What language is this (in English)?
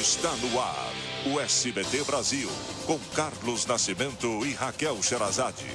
Portuguese